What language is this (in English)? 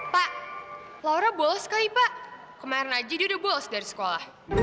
Indonesian